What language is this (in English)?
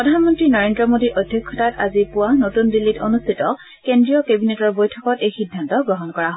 Assamese